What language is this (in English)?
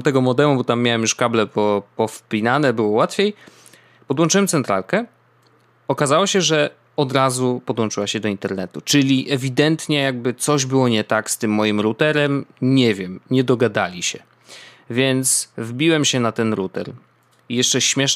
Polish